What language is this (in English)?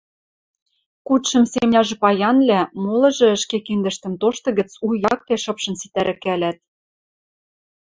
Western Mari